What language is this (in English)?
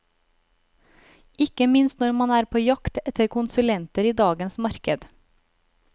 Norwegian